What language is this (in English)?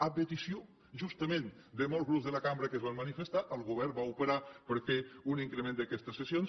Catalan